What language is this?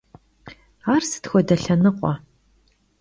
Kabardian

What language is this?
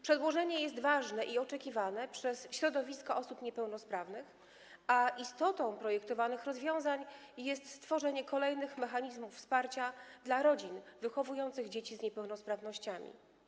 Polish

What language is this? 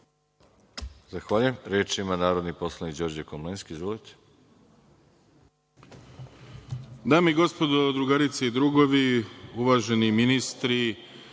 Serbian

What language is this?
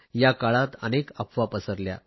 Marathi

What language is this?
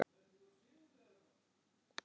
Icelandic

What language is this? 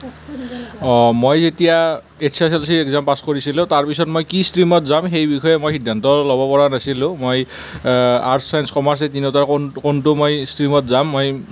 Assamese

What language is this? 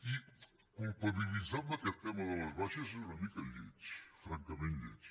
Catalan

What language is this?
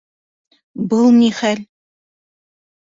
Bashkir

